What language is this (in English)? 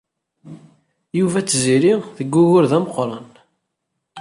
Kabyle